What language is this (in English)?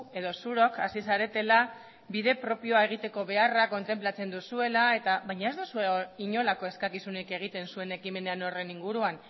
Basque